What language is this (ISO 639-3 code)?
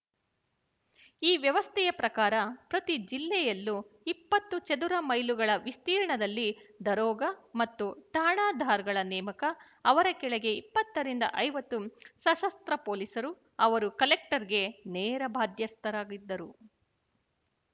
kan